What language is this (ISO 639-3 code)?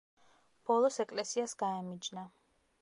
kat